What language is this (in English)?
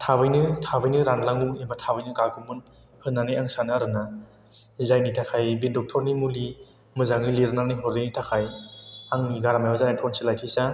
Bodo